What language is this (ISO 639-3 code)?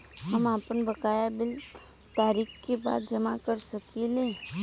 bho